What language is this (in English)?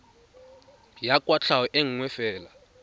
Tswana